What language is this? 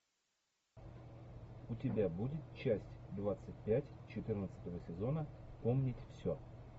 Russian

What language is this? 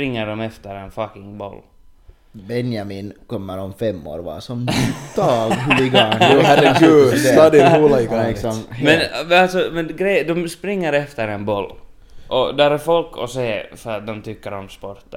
Swedish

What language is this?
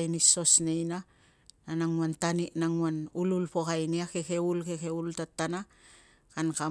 Tungag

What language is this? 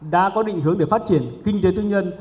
Vietnamese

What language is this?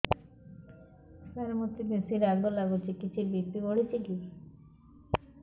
Odia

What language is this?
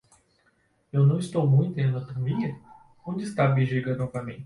Portuguese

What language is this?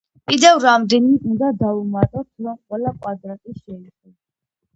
Georgian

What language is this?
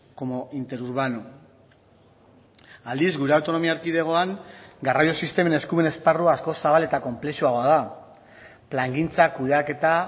Basque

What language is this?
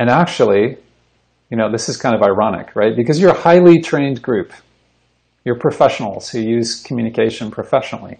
English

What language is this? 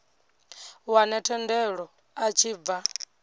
Venda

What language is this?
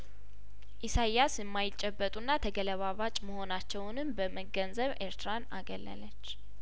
Amharic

